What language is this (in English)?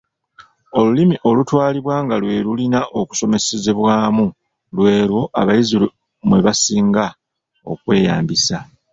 Ganda